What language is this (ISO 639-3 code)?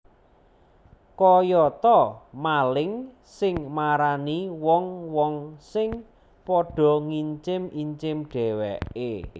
jav